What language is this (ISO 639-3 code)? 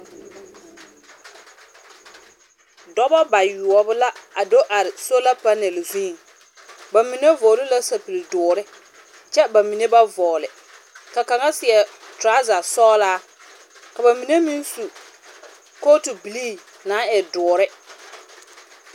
dga